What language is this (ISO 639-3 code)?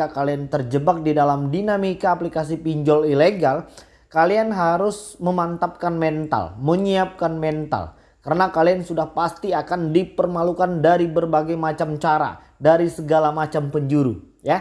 ind